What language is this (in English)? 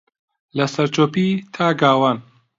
Central Kurdish